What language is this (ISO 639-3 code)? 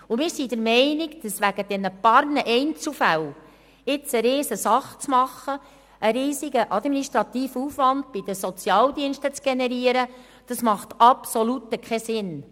gsw